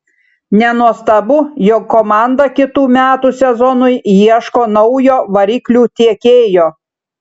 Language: Lithuanian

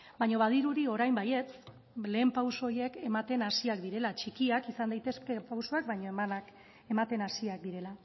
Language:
Basque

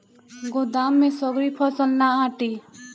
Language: Bhojpuri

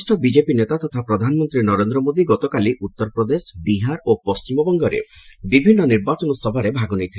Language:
Odia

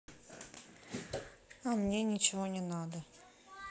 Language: Russian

